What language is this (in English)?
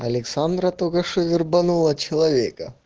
Russian